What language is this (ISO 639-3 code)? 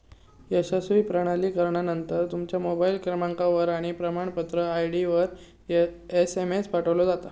mar